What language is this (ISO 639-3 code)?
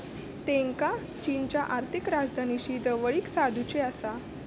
mar